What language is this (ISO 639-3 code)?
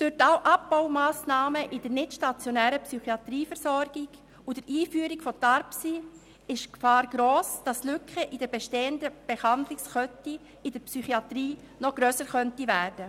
gsw